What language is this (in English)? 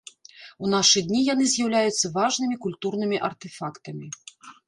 Belarusian